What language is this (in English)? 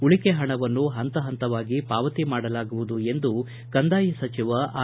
Kannada